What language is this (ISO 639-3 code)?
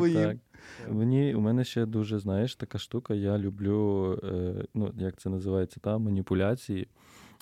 ukr